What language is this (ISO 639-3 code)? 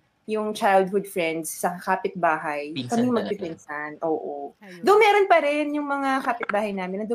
fil